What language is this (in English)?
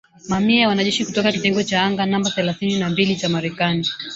Swahili